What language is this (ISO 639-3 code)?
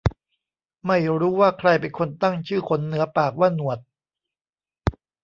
tha